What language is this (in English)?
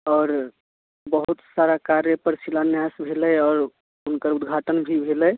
Maithili